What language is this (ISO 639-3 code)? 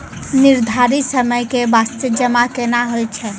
mai